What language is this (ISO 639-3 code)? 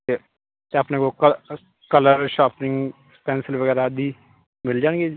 pan